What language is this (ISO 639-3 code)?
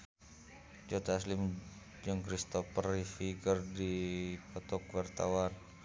sun